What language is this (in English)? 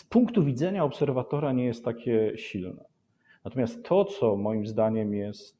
Polish